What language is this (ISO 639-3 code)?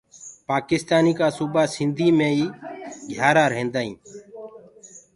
ggg